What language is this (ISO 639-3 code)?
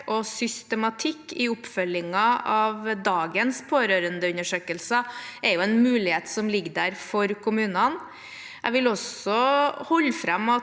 nor